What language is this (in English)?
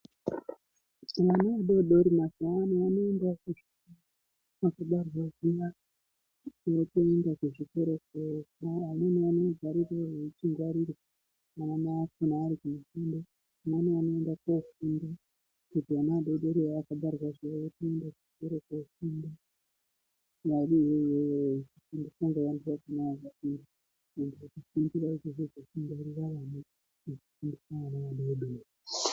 Ndau